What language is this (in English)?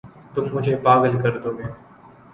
Urdu